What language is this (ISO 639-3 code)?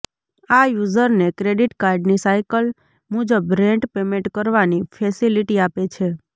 guj